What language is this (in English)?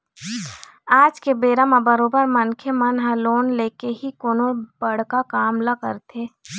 Chhattisgarhi